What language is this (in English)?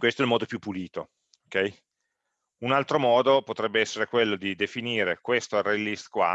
Italian